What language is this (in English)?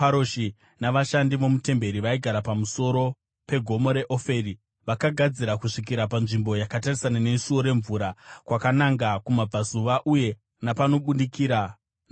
Shona